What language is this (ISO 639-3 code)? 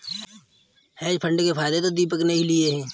hin